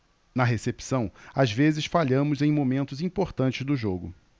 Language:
Portuguese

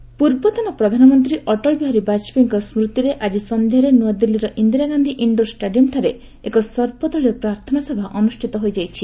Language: Odia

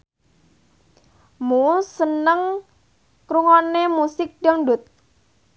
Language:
Javanese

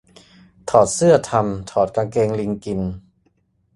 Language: Thai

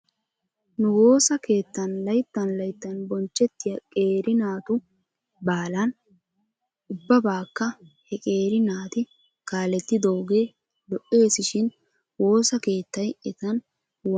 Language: Wolaytta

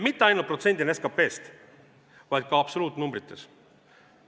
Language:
Estonian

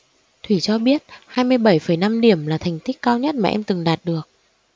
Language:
Vietnamese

